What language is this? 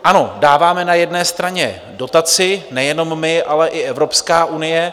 Czech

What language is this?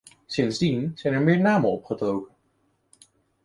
Dutch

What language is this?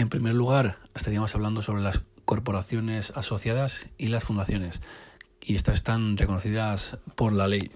Spanish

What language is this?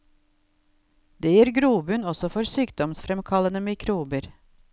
Norwegian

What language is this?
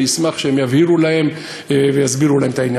Hebrew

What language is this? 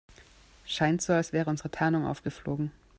German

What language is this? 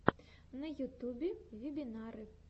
Russian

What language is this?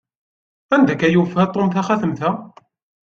Kabyle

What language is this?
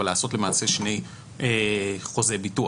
Hebrew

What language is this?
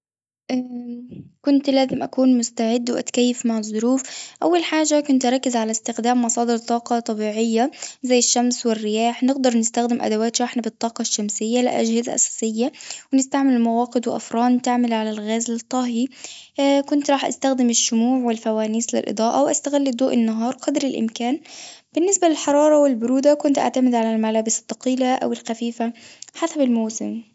Tunisian Arabic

